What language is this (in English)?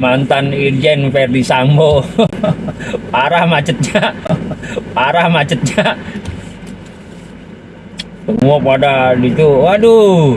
Indonesian